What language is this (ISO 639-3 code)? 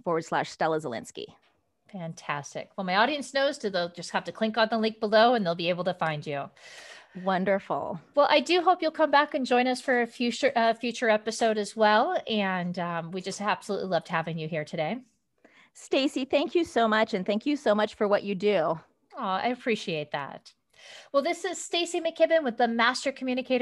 eng